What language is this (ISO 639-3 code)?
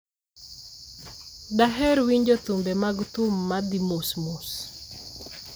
luo